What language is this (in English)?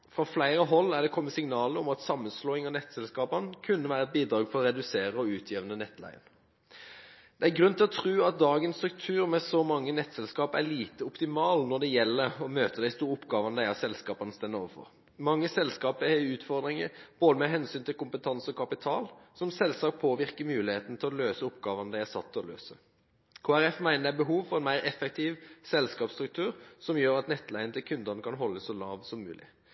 Norwegian Bokmål